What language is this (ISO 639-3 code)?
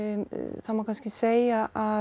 isl